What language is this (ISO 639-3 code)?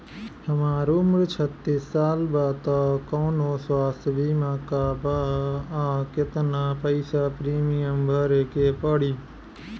bho